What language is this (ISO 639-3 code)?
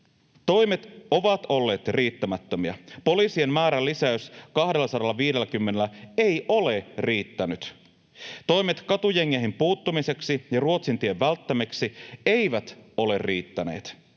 fin